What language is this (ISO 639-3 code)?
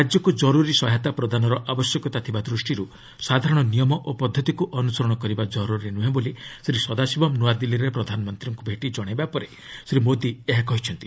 ori